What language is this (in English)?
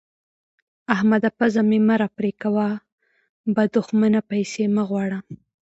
Pashto